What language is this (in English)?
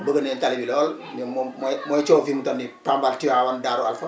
Wolof